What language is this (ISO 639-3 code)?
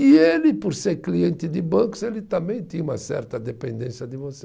por